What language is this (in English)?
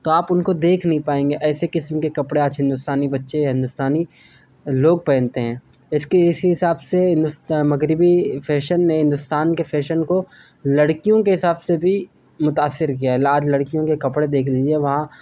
Urdu